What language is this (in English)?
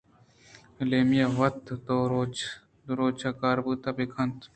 Eastern Balochi